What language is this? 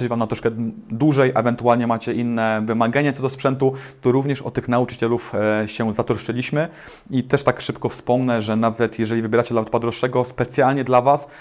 Polish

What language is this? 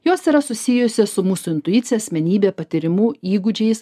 Lithuanian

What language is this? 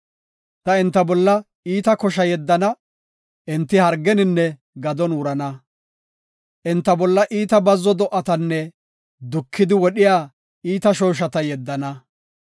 Gofa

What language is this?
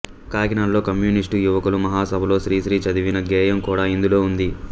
Telugu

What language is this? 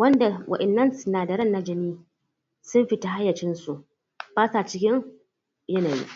Hausa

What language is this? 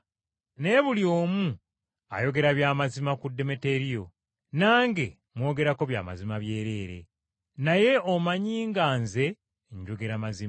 Ganda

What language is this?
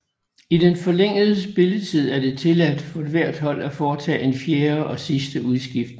Danish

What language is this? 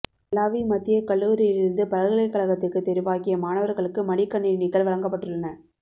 Tamil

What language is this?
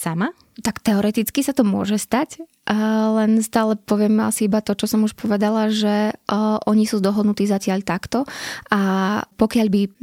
Slovak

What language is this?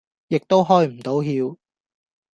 Cantonese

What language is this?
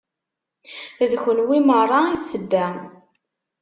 Kabyle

